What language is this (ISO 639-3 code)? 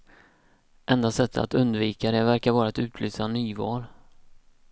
swe